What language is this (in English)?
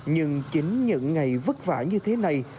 Vietnamese